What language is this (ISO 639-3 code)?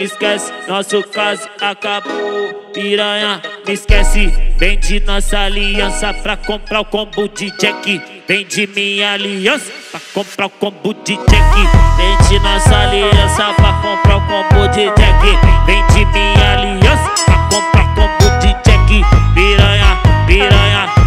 ron